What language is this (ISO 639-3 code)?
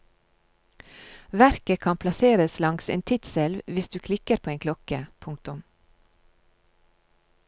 nor